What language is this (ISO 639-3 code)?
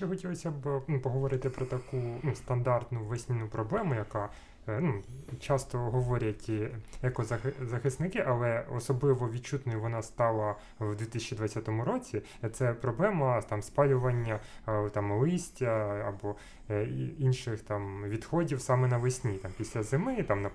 ukr